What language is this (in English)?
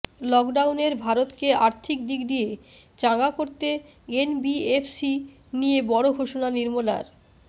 Bangla